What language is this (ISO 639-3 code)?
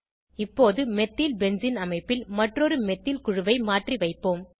tam